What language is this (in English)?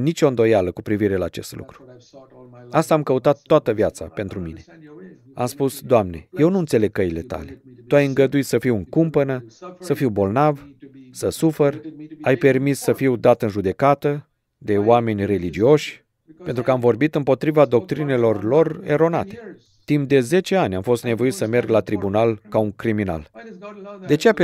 Romanian